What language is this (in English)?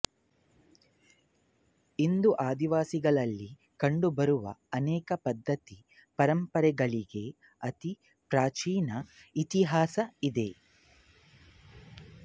Kannada